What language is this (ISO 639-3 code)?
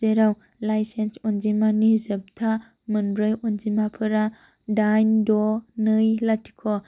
brx